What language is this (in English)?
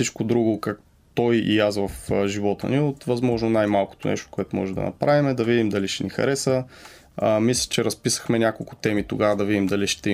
Bulgarian